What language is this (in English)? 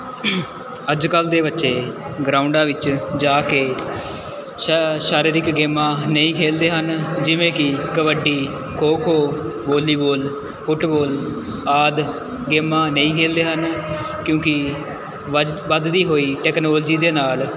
Punjabi